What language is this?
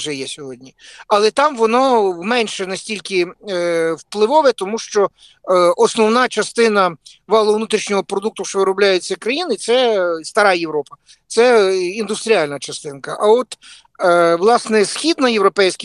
Ukrainian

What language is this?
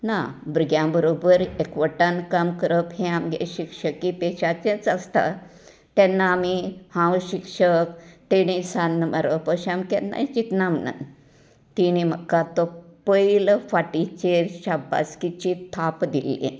Konkani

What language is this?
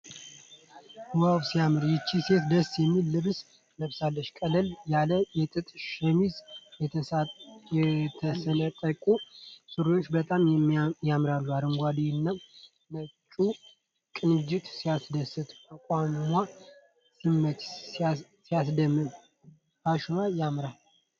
Amharic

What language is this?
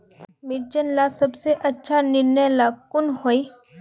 Magahi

